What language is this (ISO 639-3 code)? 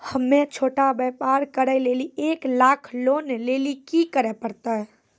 mai